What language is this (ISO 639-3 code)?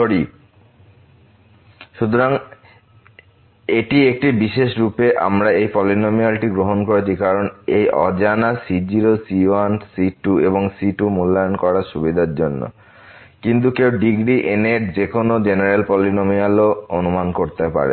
ben